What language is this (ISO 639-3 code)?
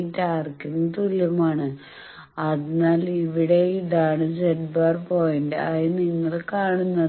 mal